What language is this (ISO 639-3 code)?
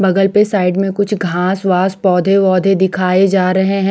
hin